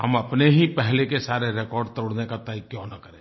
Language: Hindi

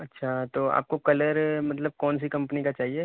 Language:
Urdu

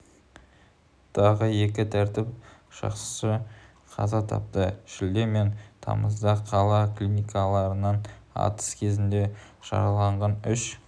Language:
Kazakh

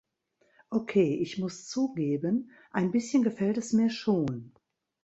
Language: German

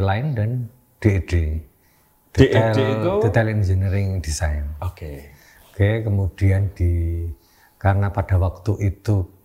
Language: Indonesian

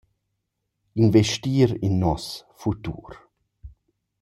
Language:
Romansh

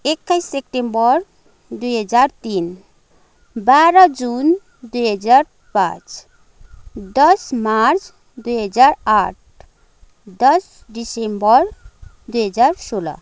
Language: Nepali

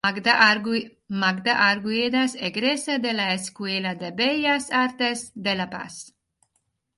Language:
Spanish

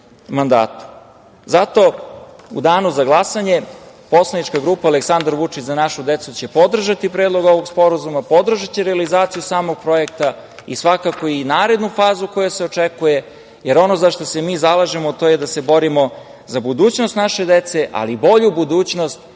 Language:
Serbian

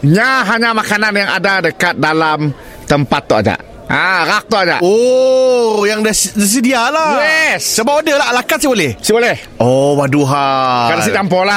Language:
Malay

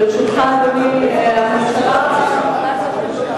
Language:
Hebrew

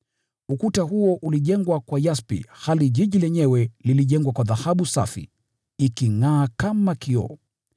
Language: Swahili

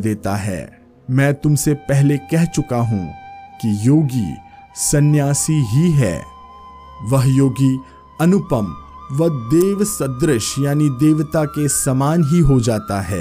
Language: Hindi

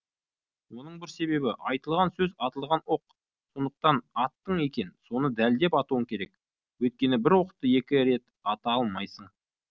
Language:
Kazakh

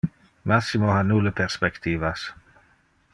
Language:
Interlingua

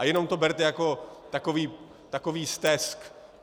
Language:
Czech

